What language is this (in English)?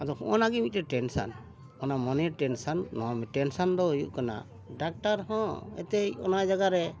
Santali